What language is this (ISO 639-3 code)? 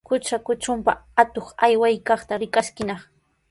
qws